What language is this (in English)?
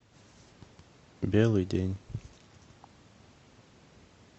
Russian